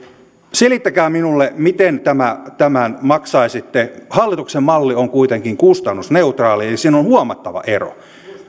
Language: Finnish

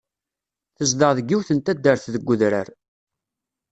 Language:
Kabyle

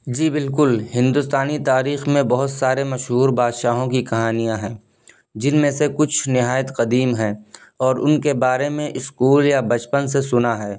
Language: Urdu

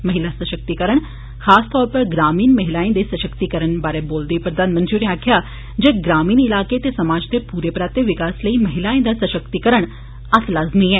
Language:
Dogri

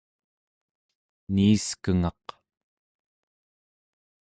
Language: Central Yupik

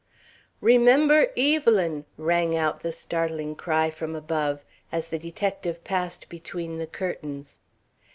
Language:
English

